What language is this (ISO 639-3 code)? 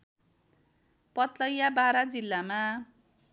nep